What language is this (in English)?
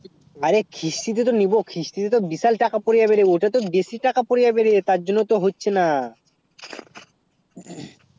Bangla